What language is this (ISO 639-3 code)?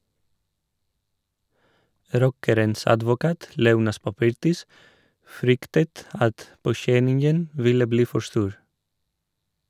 nor